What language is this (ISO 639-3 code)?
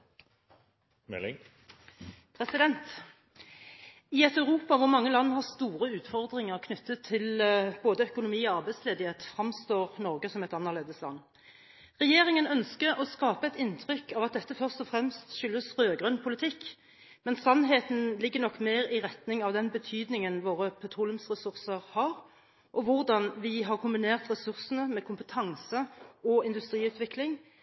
nor